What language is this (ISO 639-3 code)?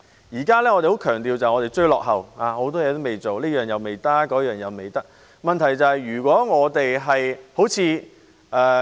yue